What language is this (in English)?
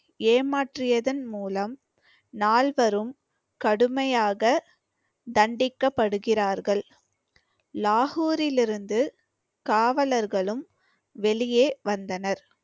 Tamil